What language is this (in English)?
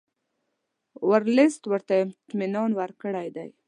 Pashto